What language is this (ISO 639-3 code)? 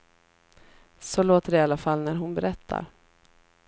swe